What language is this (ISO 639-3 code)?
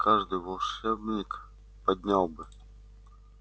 rus